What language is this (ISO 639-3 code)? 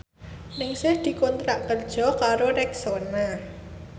jav